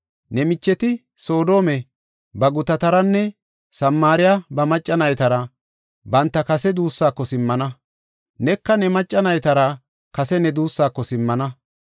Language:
Gofa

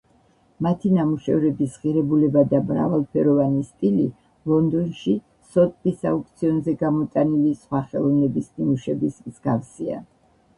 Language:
Georgian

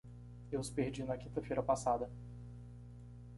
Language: Portuguese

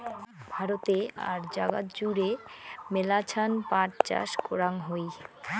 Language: Bangla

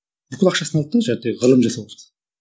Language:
Kazakh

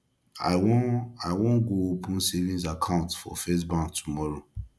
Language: Nigerian Pidgin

